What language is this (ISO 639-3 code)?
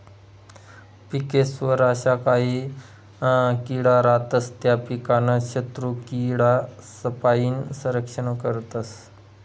mar